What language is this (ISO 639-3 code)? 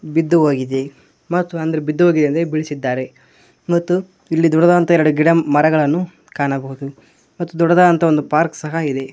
kan